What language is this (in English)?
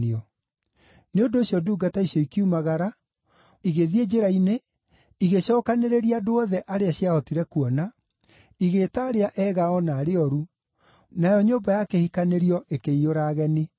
Kikuyu